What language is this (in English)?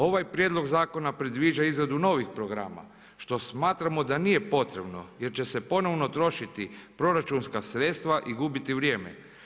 Croatian